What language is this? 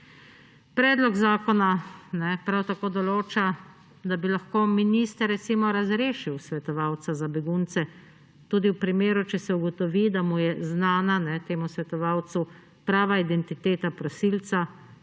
Slovenian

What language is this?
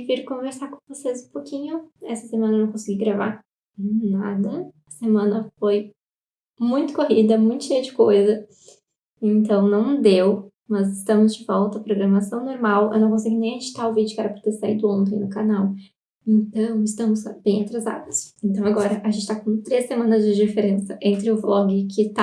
Portuguese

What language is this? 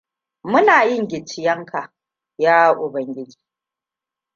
Hausa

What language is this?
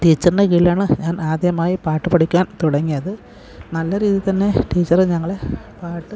Malayalam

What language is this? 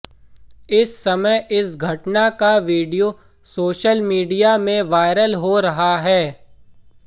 Hindi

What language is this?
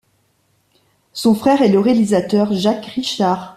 French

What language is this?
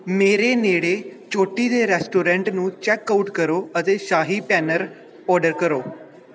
Punjabi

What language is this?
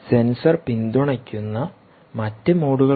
Malayalam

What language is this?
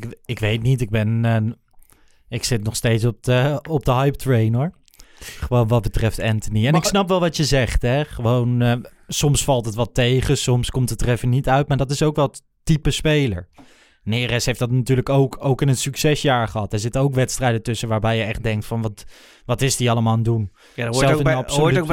Dutch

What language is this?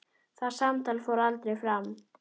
Icelandic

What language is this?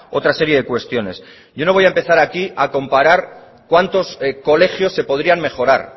Spanish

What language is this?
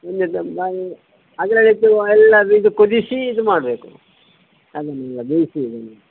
Kannada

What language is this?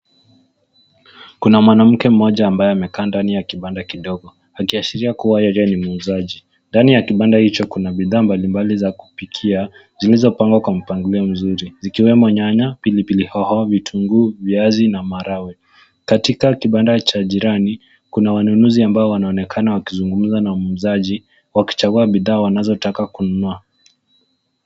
Swahili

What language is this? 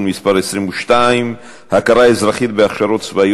Hebrew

